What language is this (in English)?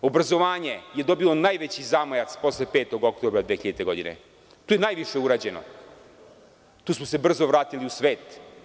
Serbian